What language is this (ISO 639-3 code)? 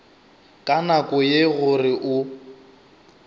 nso